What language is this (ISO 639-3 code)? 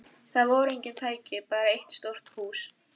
isl